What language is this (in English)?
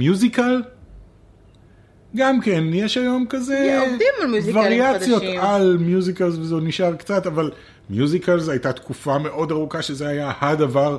Hebrew